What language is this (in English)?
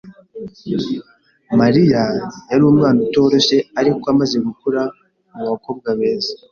Kinyarwanda